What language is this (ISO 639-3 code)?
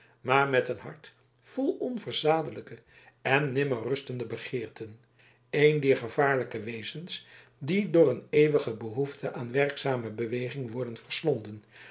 nld